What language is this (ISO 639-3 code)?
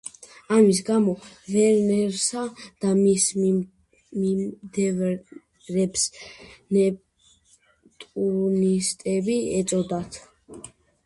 kat